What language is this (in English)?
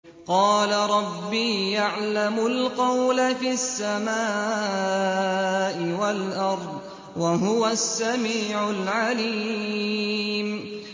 Arabic